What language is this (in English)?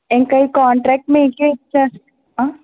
Telugu